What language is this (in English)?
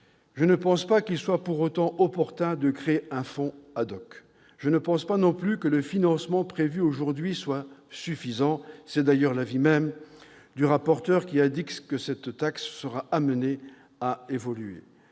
French